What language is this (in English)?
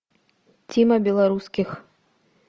Russian